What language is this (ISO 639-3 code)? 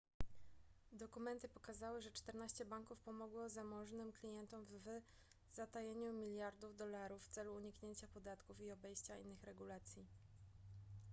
pol